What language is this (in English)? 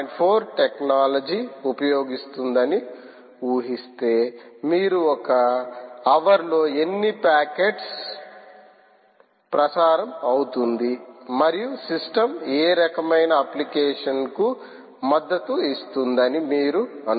Telugu